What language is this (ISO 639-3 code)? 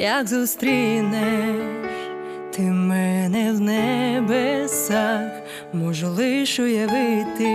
ukr